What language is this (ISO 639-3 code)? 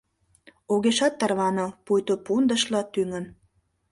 chm